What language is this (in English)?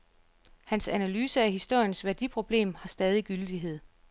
Danish